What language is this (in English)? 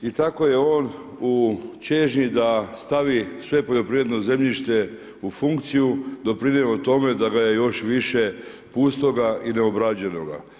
Croatian